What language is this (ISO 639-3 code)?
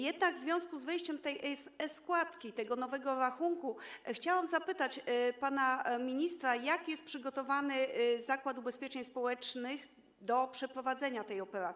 pol